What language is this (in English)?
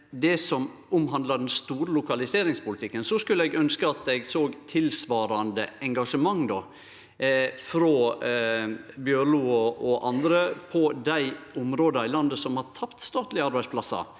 Norwegian